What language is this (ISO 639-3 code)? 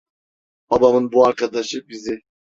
tur